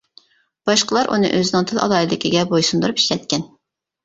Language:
Uyghur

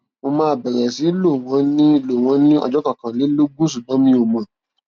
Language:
Yoruba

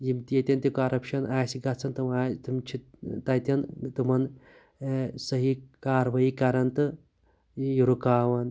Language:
Kashmiri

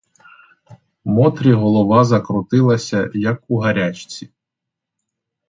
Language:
Ukrainian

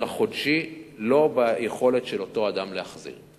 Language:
Hebrew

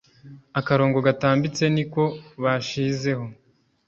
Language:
Kinyarwanda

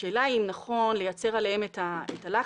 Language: Hebrew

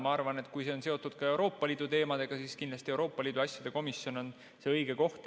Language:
Estonian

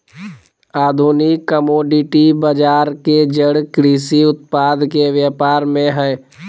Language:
Magahi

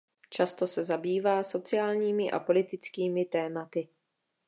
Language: Czech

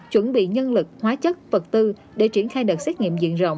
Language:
Vietnamese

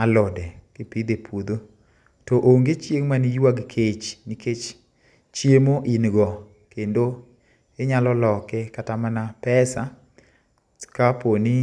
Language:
Luo (Kenya and Tanzania)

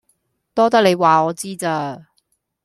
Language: Cantonese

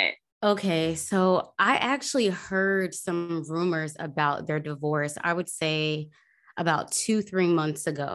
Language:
English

